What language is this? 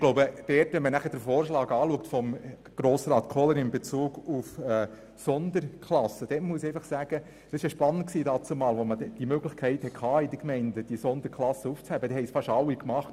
Swiss German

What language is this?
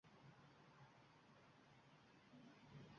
Uzbek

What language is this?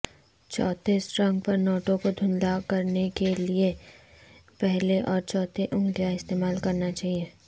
Urdu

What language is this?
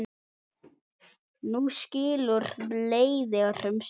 Icelandic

